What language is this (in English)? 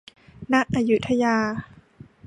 Thai